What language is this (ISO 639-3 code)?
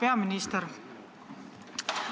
est